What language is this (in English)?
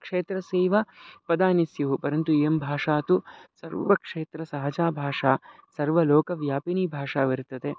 Sanskrit